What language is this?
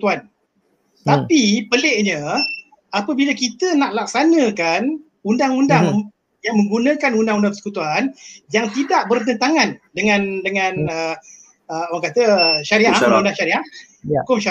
Malay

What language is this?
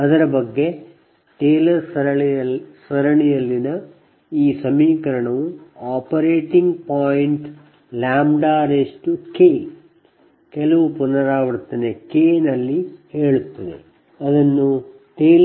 Kannada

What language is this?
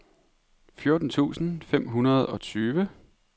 Danish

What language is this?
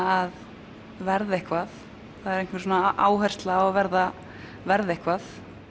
Icelandic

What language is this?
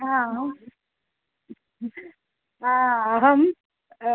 Sanskrit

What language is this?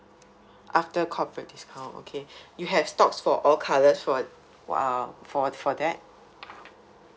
English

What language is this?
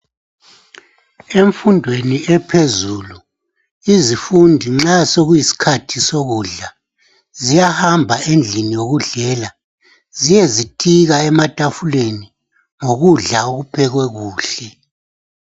North Ndebele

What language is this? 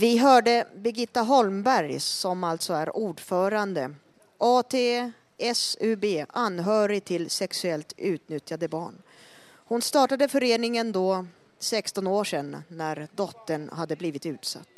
Swedish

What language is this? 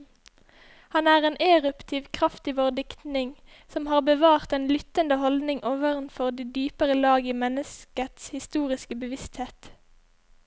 Norwegian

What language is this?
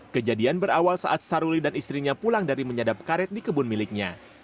Indonesian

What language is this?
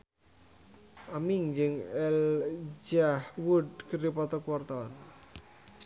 Sundanese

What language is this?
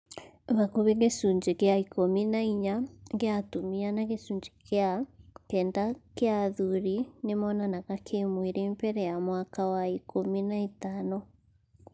Kikuyu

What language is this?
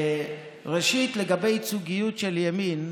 Hebrew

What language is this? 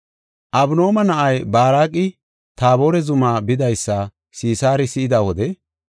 Gofa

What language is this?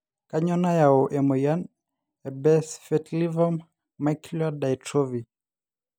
Masai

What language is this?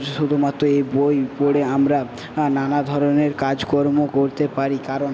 Bangla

